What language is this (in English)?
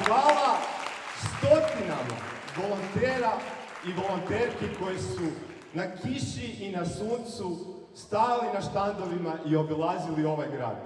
Croatian